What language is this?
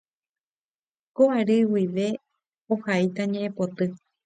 Guarani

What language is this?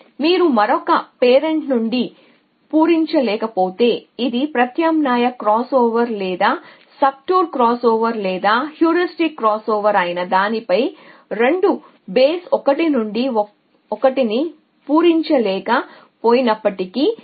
Telugu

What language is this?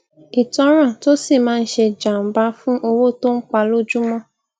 Yoruba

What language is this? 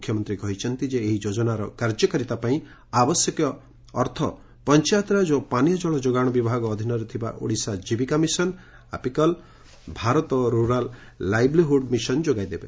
Odia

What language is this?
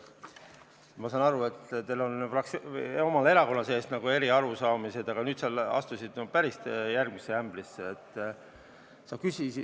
Estonian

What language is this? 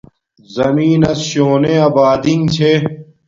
Domaaki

